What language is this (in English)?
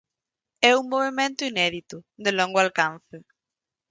Galician